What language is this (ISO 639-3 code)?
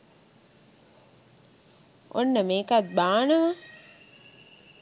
sin